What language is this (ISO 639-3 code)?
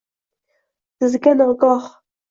uzb